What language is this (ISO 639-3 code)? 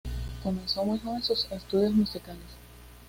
spa